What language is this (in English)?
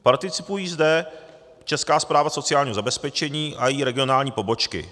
Czech